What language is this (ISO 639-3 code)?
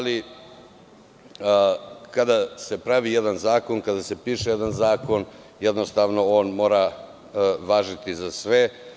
srp